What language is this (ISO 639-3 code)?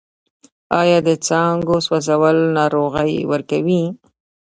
pus